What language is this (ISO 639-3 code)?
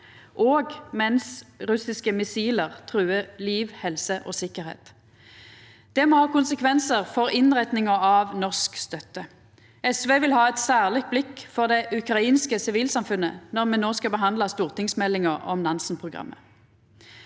nor